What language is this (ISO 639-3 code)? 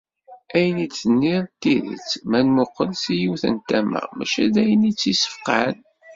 kab